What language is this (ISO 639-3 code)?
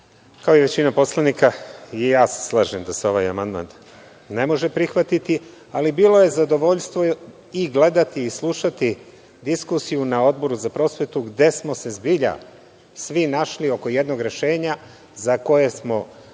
srp